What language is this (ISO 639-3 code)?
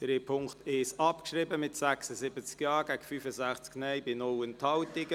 gsw